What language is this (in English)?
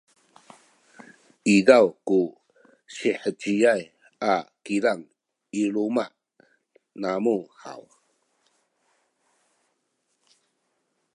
Sakizaya